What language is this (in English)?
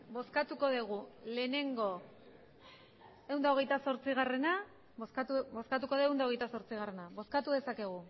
Basque